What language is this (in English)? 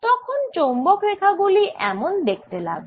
Bangla